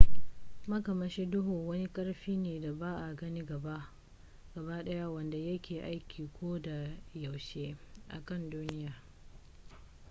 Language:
Hausa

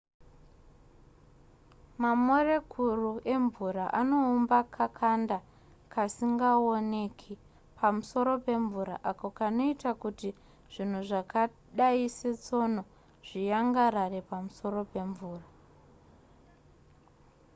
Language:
Shona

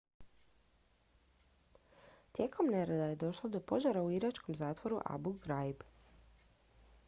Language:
Croatian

